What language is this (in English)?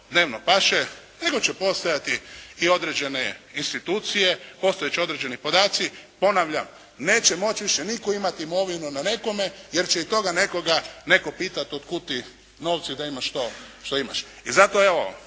Croatian